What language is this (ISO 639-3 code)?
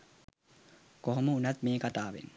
sin